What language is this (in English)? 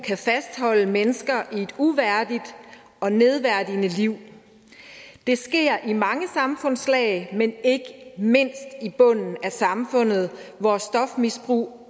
Danish